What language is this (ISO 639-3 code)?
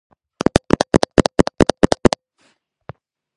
kat